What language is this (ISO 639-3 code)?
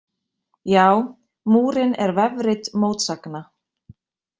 isl